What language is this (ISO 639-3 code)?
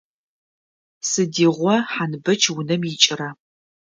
ady